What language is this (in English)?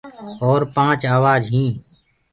Gurgula